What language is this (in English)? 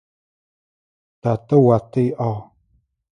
Adyghe